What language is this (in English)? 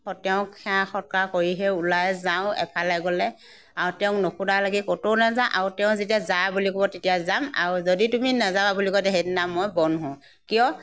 Assamese